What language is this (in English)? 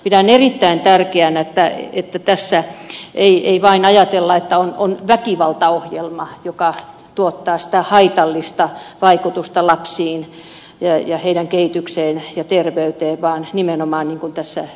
Finnish